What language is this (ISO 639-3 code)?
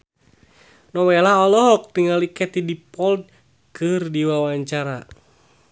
sun